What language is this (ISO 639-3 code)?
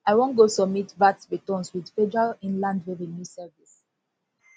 pcm